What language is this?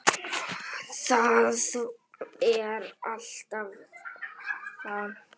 Icelandic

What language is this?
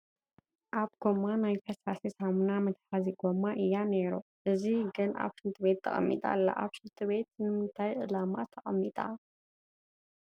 Tigrinya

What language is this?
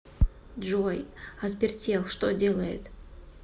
Russian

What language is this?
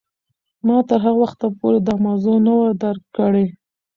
Pashto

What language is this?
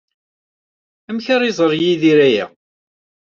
Kabyle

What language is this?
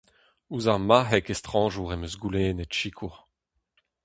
Breton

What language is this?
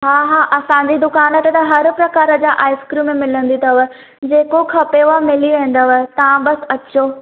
Sindhi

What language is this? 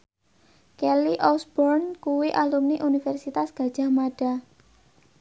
Javanese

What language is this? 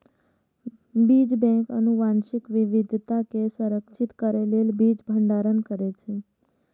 Maithili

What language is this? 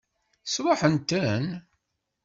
Kabyle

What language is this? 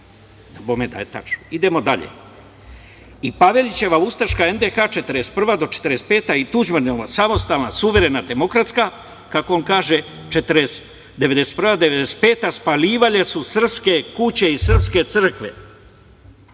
Serbian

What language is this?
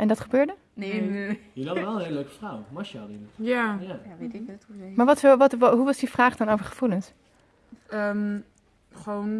Dutch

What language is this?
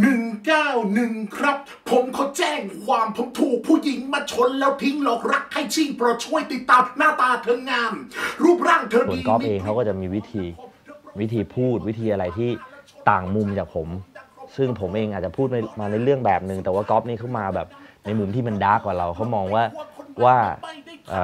Thai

